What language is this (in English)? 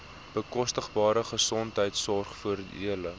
Afrikaans